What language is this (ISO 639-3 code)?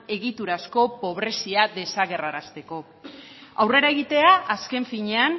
eus